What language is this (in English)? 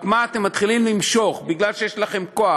Hebrew